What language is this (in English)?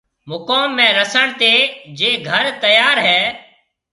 Marwari (Pakistan)